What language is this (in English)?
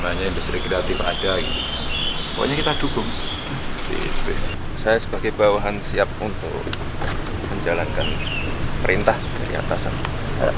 Indonesian